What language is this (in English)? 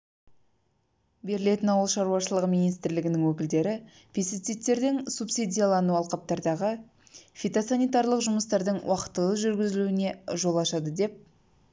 Kazakh